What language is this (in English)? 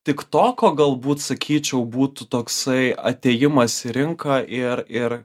Lithuanian